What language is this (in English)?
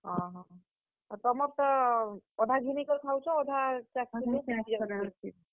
Odia